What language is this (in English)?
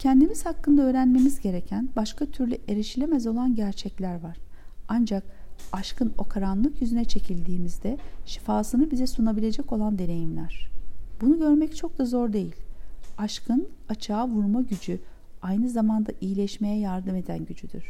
Turkish